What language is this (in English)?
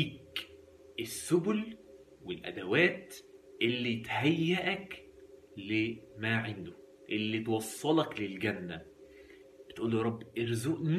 Arabic